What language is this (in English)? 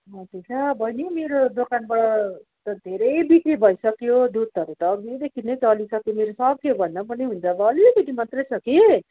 Nepali